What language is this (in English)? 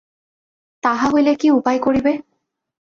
Bangla